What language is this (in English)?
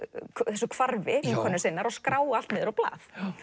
Icelandic